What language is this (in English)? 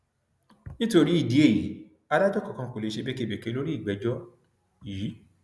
Yoruba